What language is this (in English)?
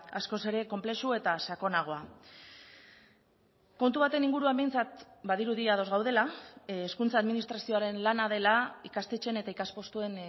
Basque